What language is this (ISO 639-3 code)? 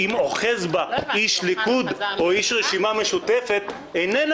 heb